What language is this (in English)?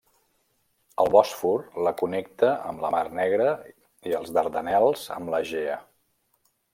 Catalan